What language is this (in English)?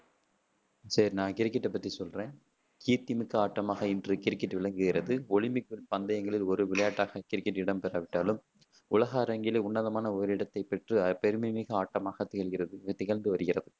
Tamil